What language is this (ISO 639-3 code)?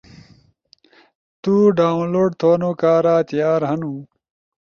ush